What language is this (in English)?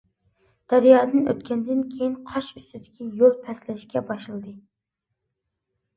Uyghur